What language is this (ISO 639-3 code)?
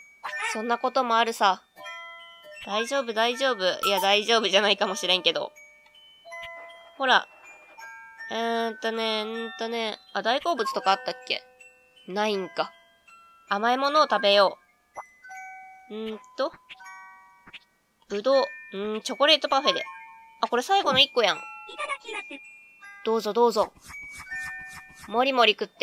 jpn